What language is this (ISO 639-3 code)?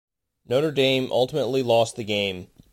eng